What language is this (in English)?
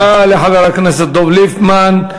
Hebrew